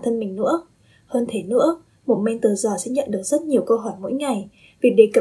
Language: Vietnamese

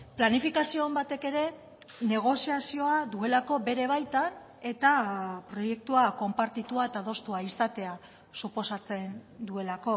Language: Basque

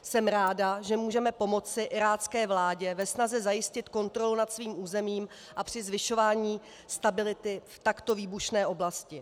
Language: Czech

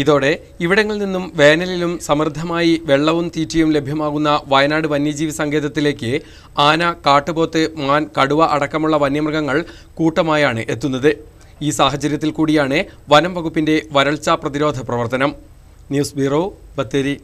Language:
Malayalam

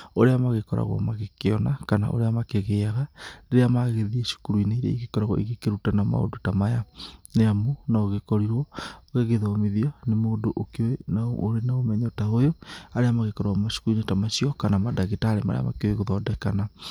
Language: Kikuyu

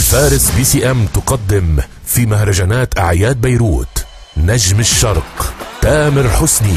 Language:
Arabic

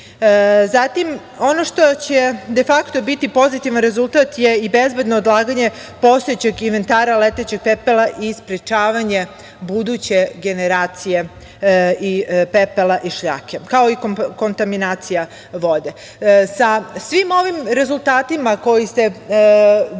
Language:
Serbian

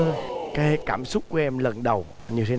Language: Vietnamese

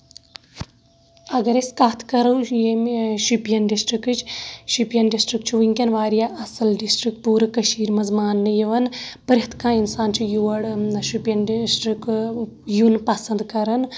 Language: Kashmiri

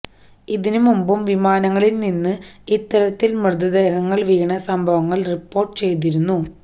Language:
Malayalam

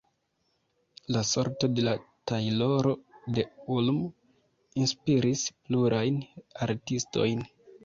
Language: Esperanto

